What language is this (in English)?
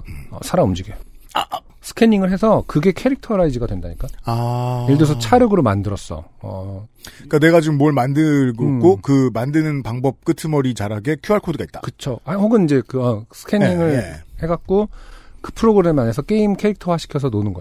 Korean